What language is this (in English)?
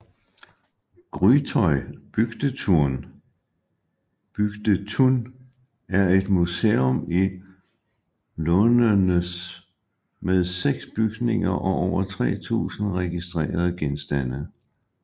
Danish